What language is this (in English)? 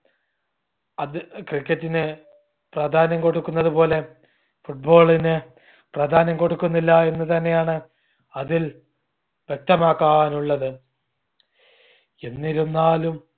Malayalam